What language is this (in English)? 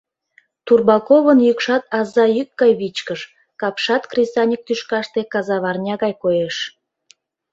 Mari